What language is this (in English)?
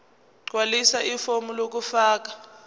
Zulu